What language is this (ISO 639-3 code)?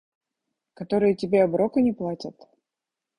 rus